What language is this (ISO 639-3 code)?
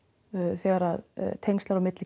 isl